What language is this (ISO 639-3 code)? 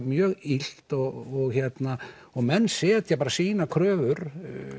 isl